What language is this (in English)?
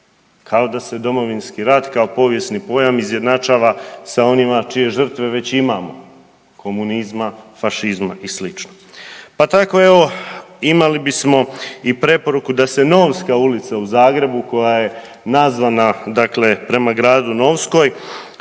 Croatian